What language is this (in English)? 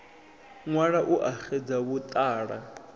Venda